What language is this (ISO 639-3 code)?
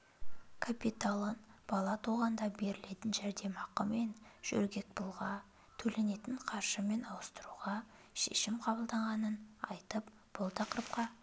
kaz